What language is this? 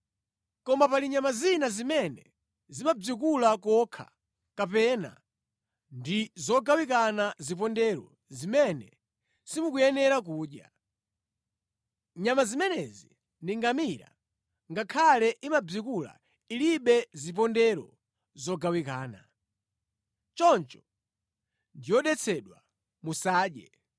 Nyanja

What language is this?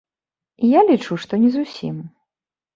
Belarusian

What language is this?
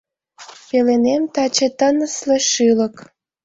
Mari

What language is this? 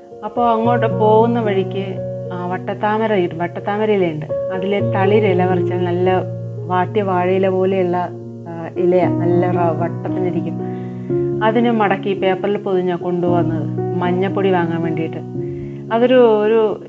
Malayalam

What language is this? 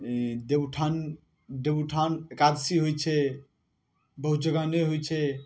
Maithili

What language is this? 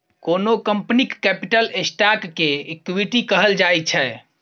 Maithili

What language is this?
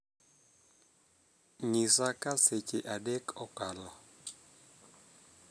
Luo (Kenya and Tanzania)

